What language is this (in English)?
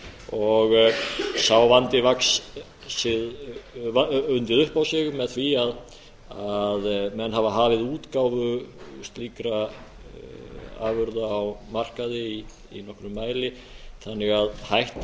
Icelandic